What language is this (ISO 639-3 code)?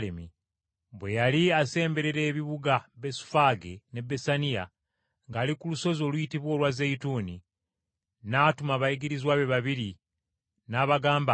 lug